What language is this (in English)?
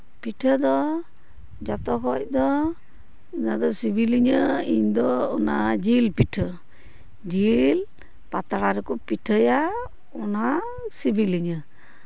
Santali